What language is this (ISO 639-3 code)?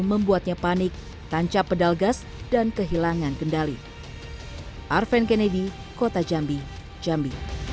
ind